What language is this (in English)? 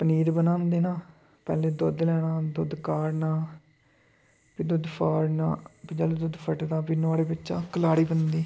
Dogri